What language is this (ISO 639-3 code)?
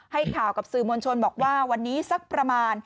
tha